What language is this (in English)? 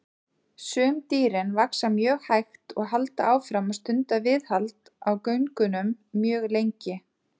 Icelandic